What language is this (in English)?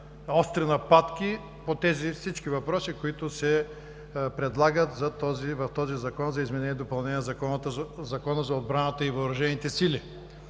Bulgarian